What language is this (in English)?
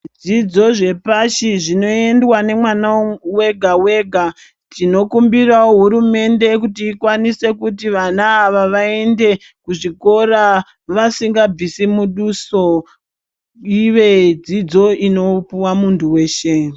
Ndau